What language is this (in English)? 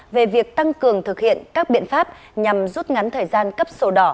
Vietnamese